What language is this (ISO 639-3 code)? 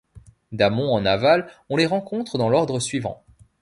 fra